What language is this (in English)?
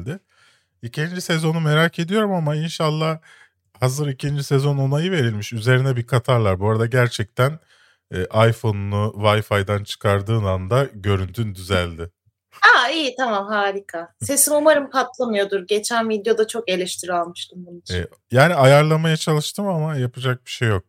Turkish